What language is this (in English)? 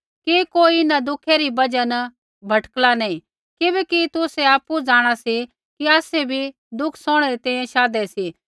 Kullu Pahari